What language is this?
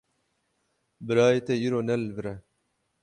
Kurdish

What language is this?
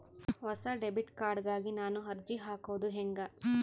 Kannada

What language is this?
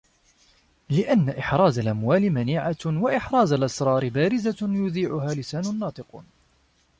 Arabic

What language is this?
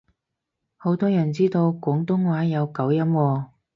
Cantonese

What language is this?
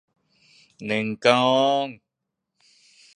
Thai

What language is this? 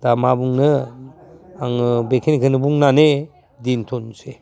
Bodo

